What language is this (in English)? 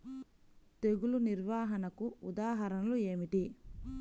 Telugu